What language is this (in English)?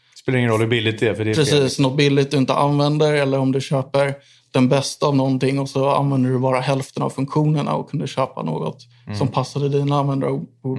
Swedish